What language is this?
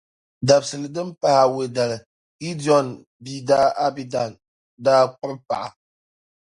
Dagbani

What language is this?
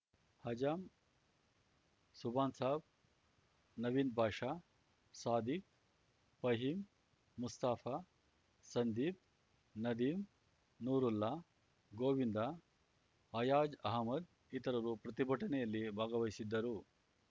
Kannada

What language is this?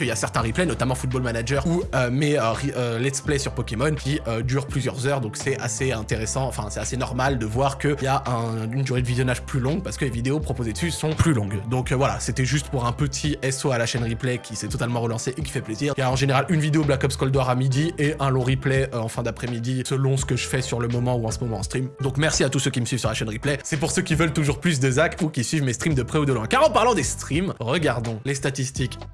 French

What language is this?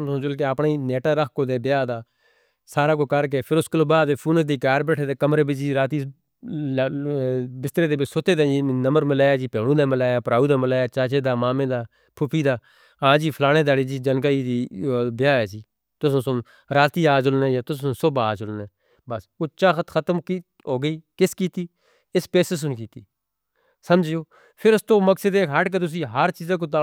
Northern Hindko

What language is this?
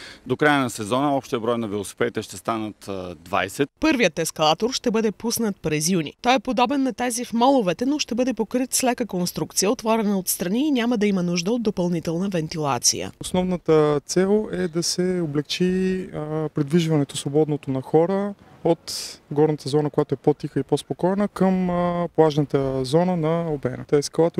Bulgarian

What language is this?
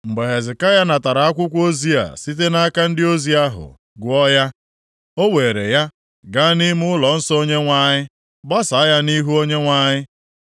Igbo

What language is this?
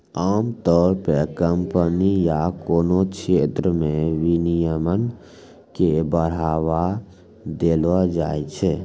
Maithili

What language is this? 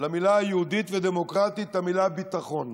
Hebrew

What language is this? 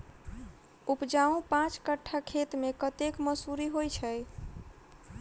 Maithili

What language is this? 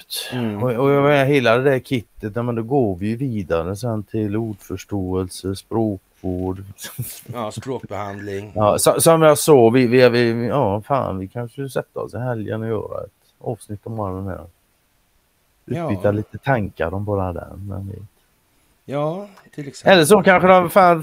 Swedish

